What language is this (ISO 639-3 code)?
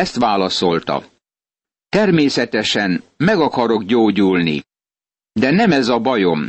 hun